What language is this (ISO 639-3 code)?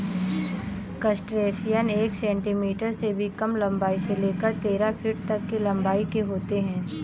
hin